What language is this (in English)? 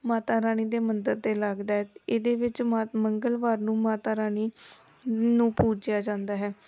Punjabi